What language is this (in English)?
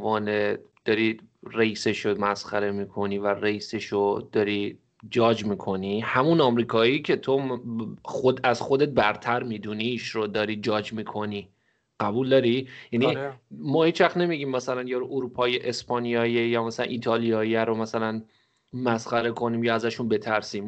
Persian